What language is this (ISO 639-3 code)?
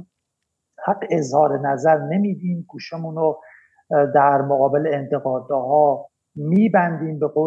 fas